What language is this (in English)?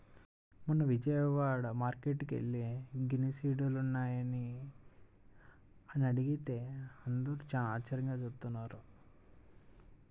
Telugu